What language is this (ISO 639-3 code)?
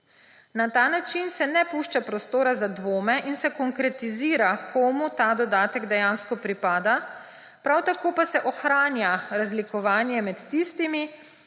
slv